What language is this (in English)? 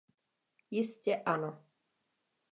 Czech